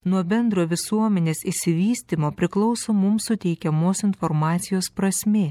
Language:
Lithuanian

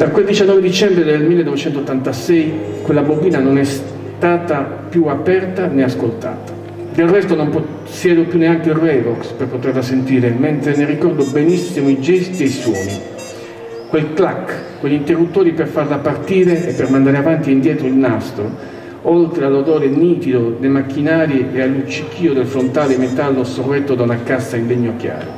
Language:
Italian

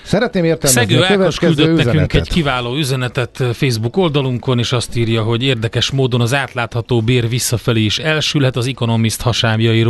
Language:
Hungarian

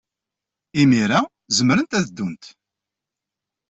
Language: Kabyle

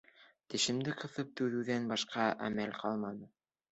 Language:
Bashkir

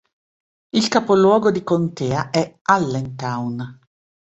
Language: Italian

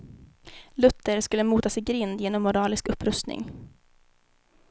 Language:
Swedish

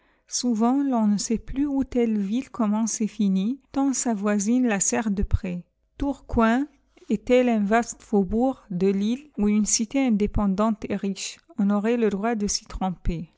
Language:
French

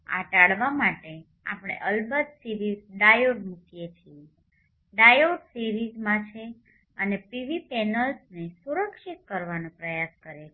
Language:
Gujarati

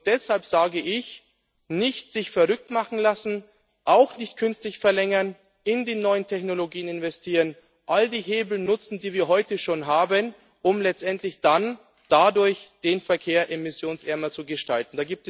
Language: German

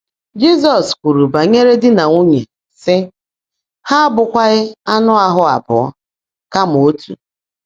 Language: Igbo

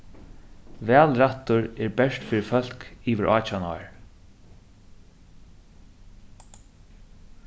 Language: Faroese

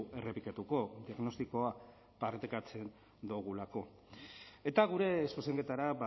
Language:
Basque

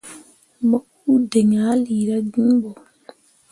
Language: Mundang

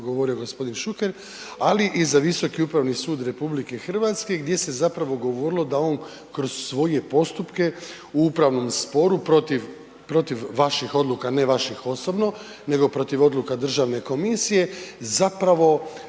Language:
Croatian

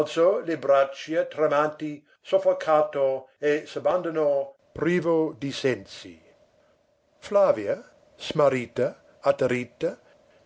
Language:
Italian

